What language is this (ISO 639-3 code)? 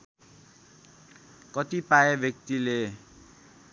nep